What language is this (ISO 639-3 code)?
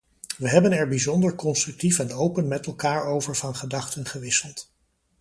nld